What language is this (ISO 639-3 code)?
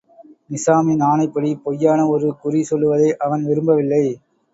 tam